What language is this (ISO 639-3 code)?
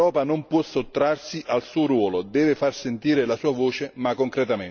ita